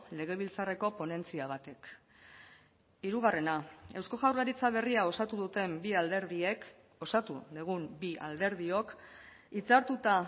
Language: Basque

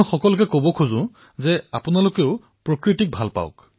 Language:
Assamese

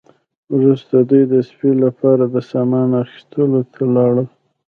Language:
Pashto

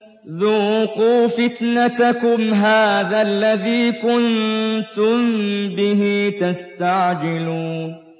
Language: Arabic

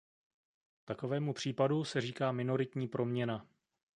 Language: Czech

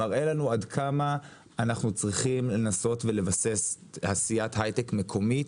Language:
Hebrew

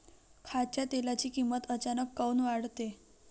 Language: Marathi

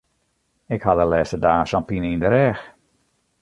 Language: Western Frisian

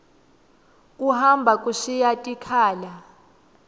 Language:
Swati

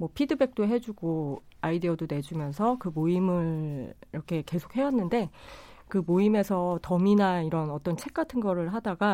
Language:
Korean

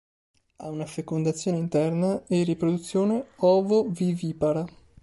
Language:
Italian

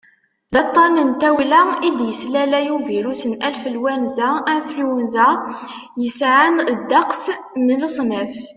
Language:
Kabyle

